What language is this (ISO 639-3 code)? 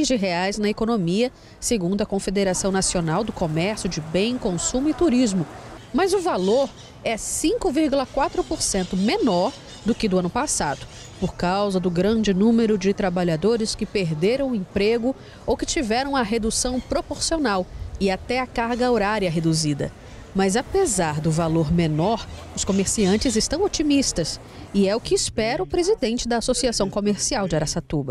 por